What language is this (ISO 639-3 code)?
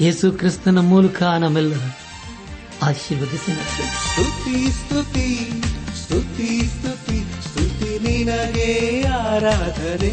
kan